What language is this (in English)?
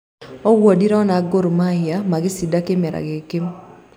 Kikuyu